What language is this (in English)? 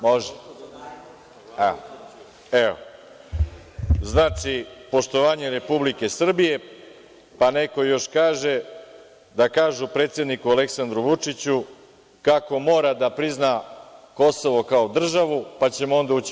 Serbian